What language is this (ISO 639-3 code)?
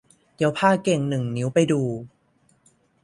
tha